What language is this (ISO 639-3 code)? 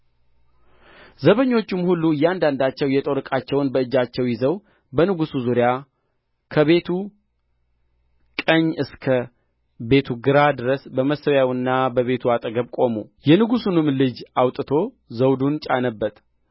amh